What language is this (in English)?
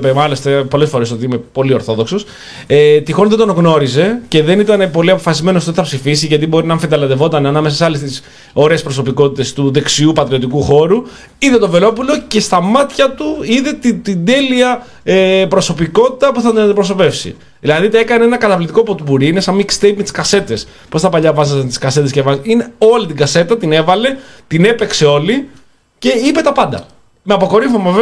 Greek